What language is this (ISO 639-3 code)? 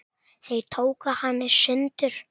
isl